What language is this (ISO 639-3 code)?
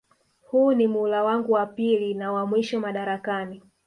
swa